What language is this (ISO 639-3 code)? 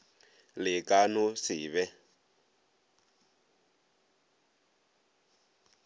nso